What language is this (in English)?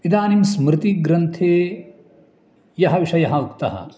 Sanskrit